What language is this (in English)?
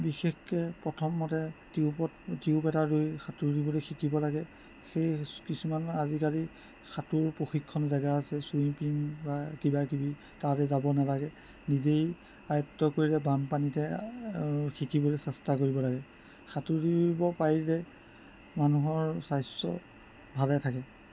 Assamese